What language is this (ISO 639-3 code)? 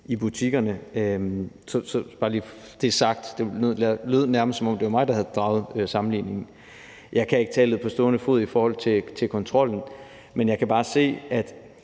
dan